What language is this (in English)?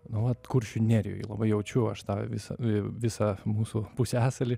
Lithuanian